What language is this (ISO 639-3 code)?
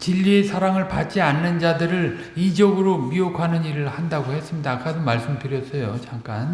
kor